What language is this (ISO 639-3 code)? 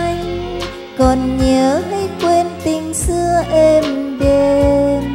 vie